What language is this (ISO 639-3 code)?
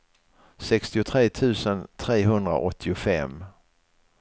swe